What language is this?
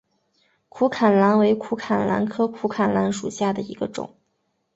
Chinese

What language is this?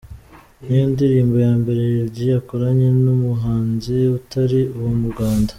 Kinyarwanda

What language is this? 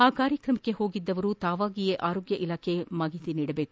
Kannada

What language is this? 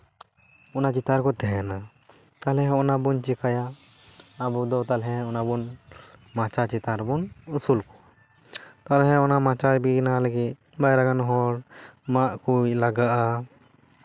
Santali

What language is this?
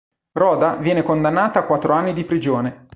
Italian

